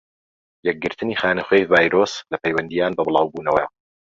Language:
Central Kurdish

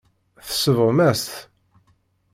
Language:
Kabyle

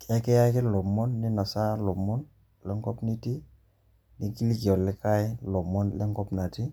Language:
Masai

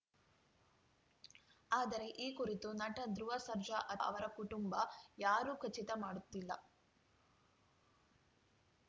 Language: Kannada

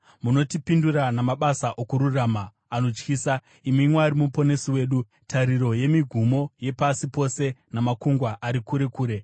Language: Shona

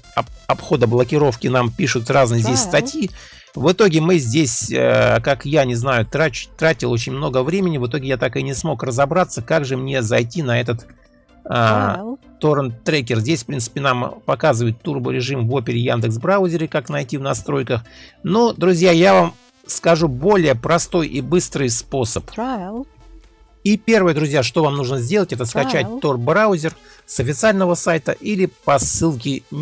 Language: Russian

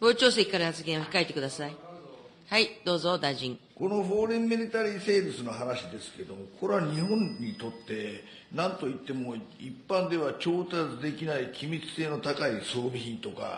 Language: Japanese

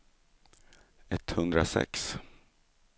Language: Swedish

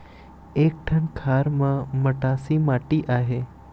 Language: Chhattisgarhi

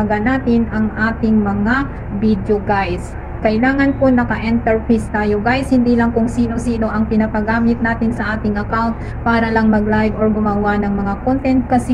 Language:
Filipino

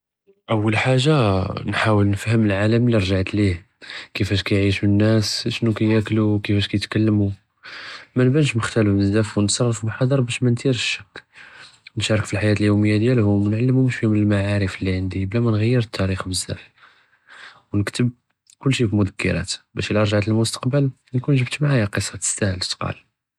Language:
Judeo-Arabic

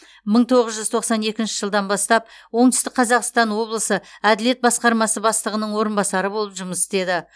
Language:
Kazakh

